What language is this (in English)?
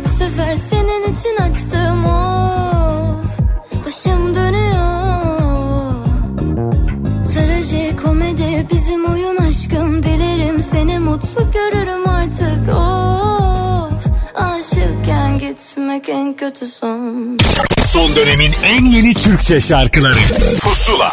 Turkish